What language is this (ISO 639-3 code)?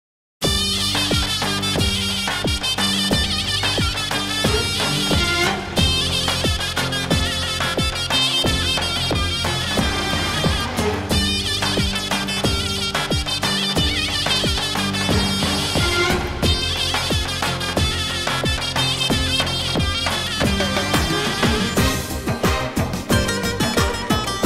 tur